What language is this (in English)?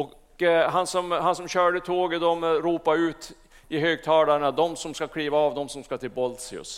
Swedish